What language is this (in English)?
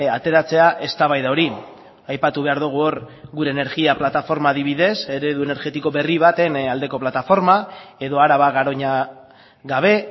Basque